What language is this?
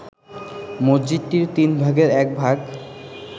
Bangla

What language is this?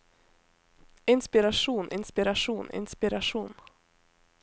Norwegian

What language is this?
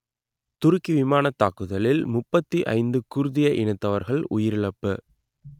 Tamil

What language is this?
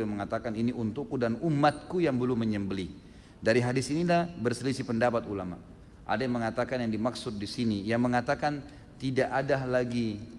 Indonesian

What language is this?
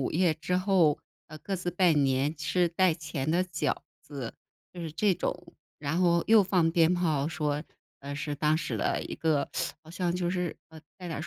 Chinese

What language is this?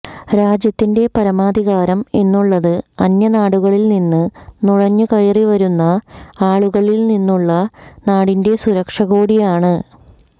Malayalam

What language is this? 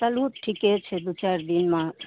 Maithili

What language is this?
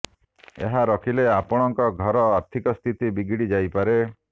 Odia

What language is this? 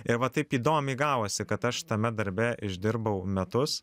Lithuanian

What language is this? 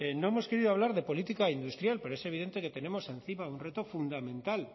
Spanish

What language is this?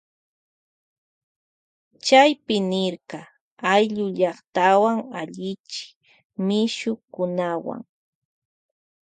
Loja Highland Quichua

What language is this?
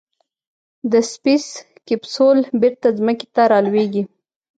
Pashto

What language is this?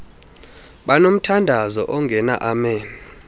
Xhosa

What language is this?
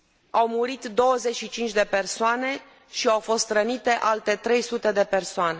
Romanian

